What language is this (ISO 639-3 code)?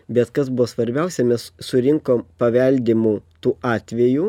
lit